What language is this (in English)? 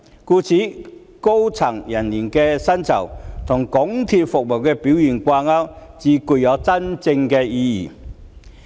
Cantonese